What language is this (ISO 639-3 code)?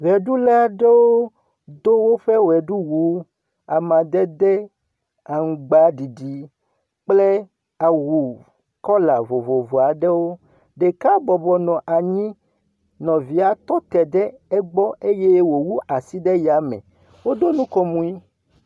ewe